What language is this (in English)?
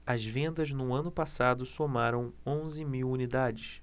Portuguese